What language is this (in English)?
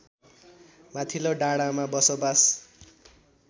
Nepali